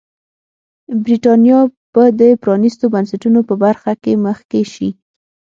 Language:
Pashto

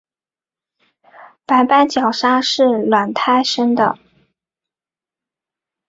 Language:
Chinese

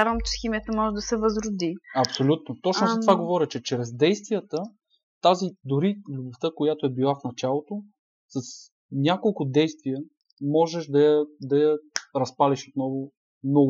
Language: Bulgarian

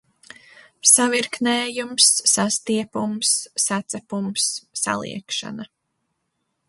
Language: Latvian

